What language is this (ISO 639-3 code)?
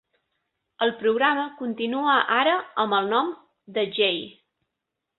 cat